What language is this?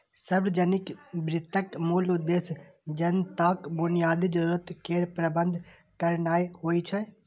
Maithili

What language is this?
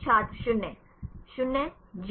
Hindi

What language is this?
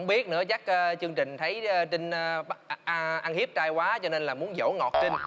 Vietnamese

